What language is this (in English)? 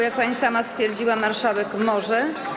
Polish